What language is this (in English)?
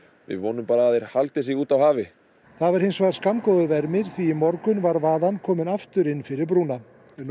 Icelandic